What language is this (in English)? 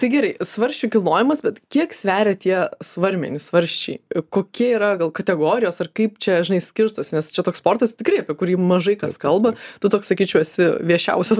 Lithuanian